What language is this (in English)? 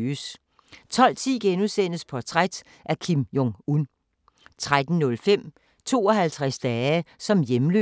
Danish